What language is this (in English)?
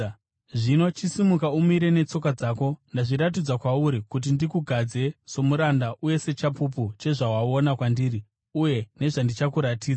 Shona